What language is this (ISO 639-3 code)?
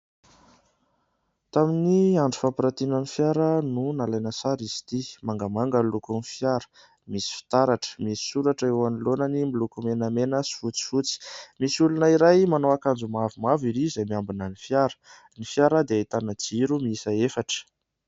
mlg